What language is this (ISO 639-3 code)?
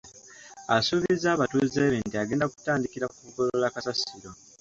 lug